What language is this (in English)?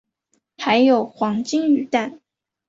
Chinese